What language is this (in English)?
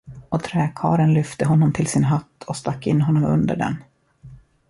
Swedish